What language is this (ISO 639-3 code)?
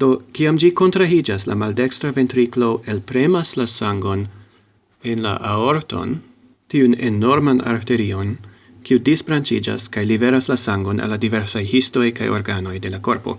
epo